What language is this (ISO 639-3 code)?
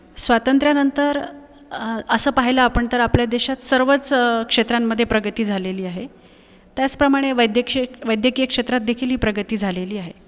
mar